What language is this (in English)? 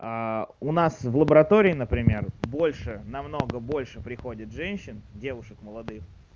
Russian